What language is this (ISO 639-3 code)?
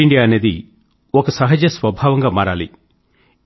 tel